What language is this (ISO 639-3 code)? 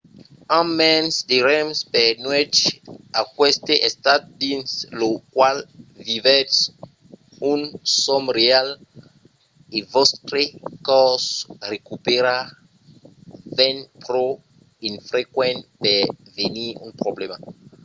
oci